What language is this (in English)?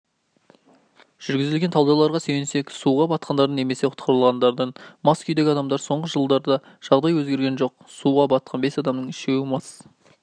Kazakh